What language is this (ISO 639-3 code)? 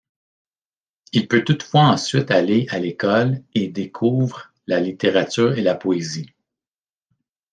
fra